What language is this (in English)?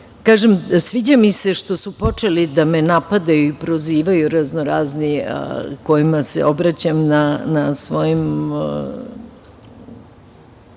Serbian